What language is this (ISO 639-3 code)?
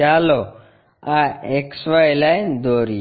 guj